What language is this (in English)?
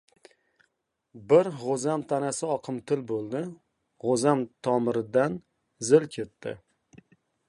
Uzbek